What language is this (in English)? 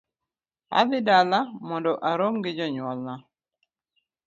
Luo (Kenya and Tanzania)